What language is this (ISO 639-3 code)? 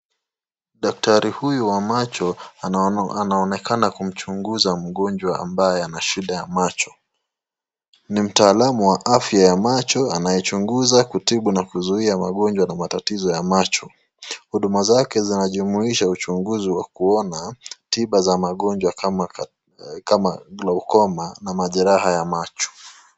swa